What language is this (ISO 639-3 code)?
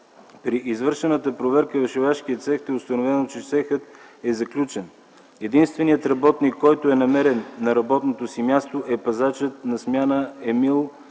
bul